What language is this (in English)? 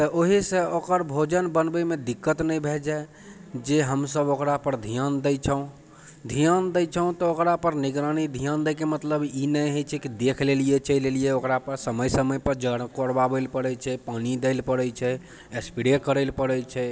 Maithili